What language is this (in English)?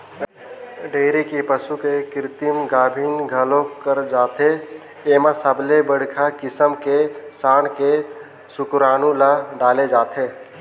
Chhattisgarhi